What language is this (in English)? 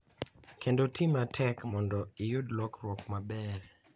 Luo (Kenya and Tanzania)